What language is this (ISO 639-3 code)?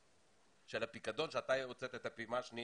heb